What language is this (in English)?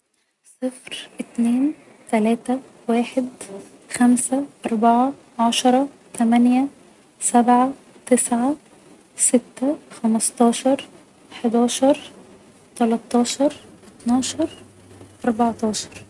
Egyptian Arabic